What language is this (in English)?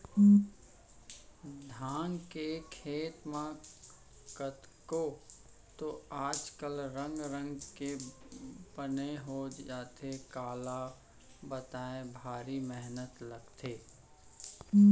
Chhattisgarhi